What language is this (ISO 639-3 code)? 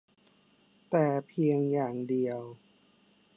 tha